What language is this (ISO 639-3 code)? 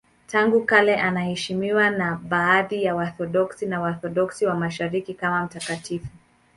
swa